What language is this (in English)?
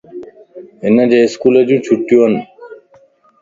Lasi